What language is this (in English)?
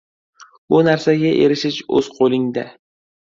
Uzbek